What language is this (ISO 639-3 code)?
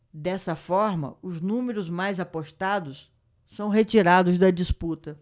por